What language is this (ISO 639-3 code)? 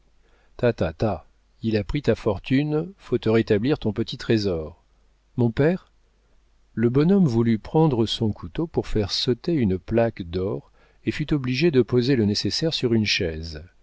fra